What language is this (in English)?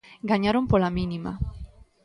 Galician